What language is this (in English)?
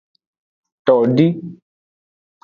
Aja (Benin)